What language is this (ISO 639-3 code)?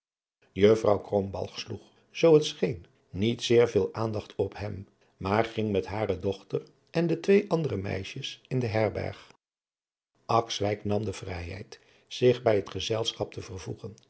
nld